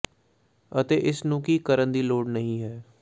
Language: Punjabi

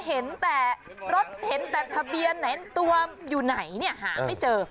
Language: Thai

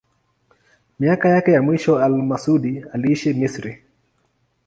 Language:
Swahili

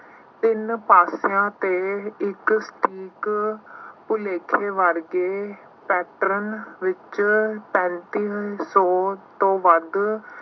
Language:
Punjabi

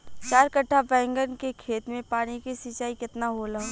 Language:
Bhojpuri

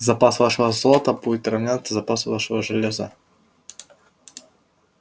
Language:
Russian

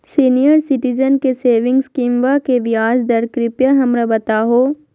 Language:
Magahi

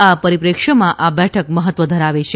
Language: Gujarati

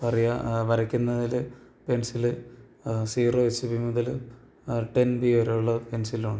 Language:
Malayalam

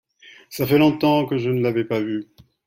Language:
French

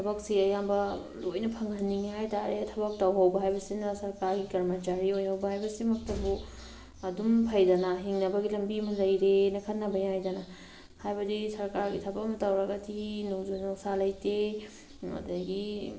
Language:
Manipuri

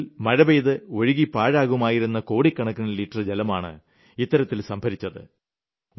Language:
Malayalam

